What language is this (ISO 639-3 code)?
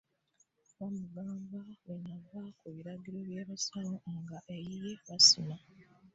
lug